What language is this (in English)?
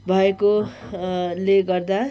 Nepali